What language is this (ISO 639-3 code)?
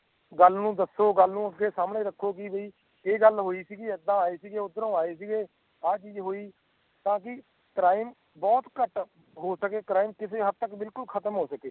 pan